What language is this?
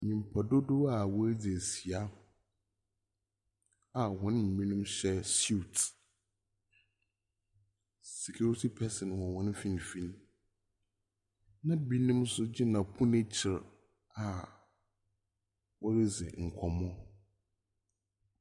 Akan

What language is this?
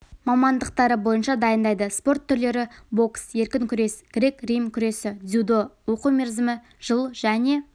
Kazakh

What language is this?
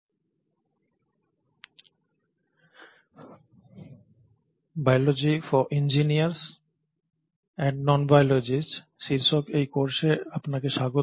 Bangla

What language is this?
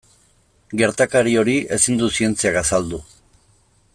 Basque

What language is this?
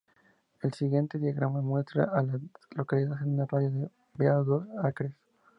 Spanish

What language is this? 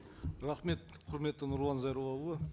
Kazakh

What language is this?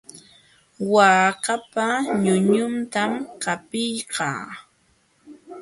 Jauja Wanca Quechua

